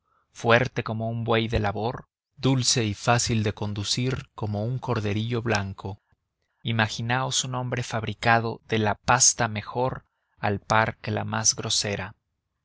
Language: Spanish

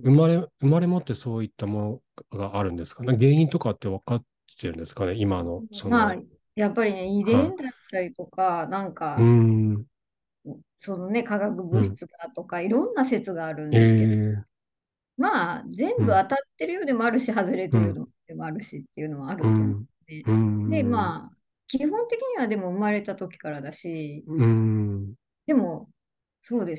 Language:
Japanese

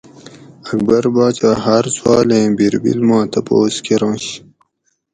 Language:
Gawri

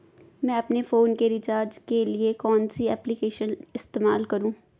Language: Hindi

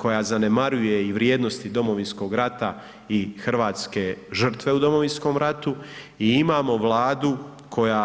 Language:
Croatian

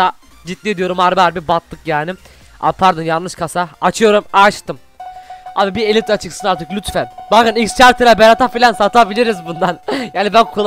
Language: Turkish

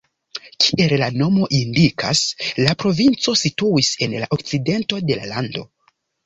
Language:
Esperanto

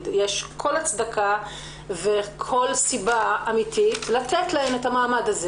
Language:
Hebrew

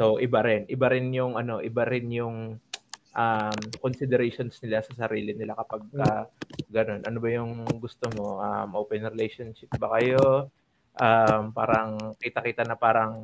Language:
Filipino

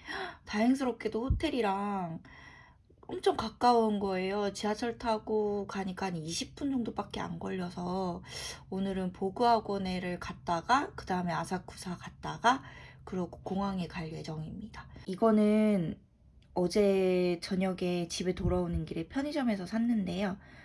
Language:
Korean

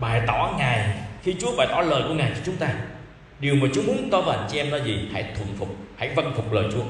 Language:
Vietnamese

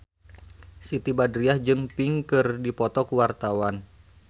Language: Sundanese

